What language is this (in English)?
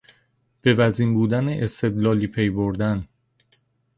Persian